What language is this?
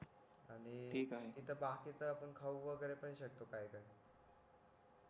Marathi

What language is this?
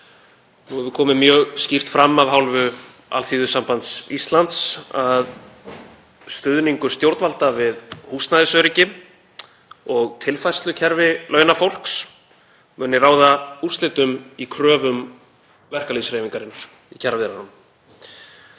Icelandic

